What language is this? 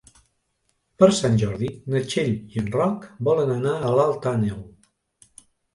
Catalan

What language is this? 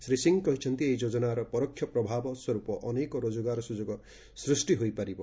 Odia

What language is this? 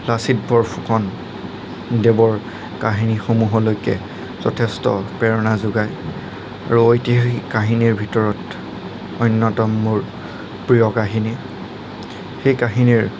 Assamese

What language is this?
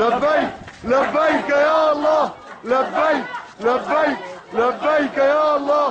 Arabic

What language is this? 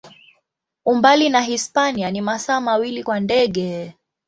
Swahili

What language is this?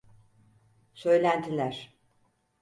Turkish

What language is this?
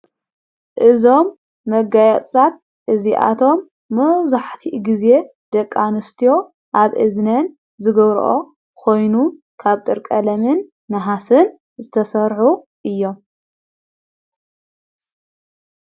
Tigrinya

